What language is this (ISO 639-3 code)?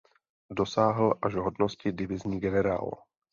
ces